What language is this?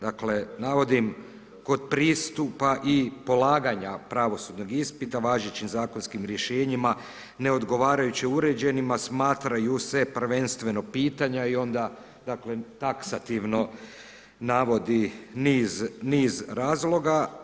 Croatian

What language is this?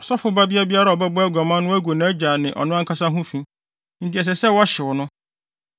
Akan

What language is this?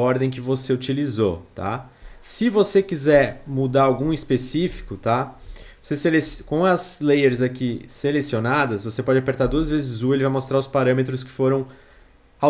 Portuguese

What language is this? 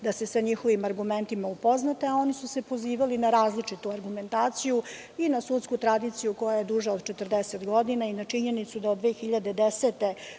Serbian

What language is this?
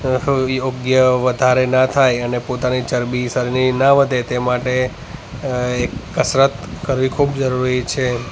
Gujarati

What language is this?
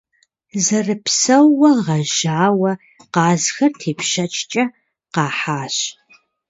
Kabardian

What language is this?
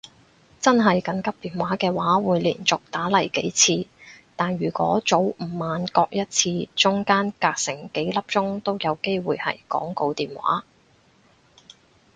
Cantonese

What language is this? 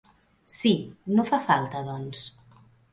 Catalan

